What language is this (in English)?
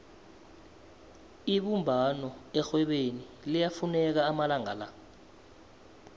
South Ndebele